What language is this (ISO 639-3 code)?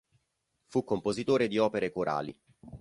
ita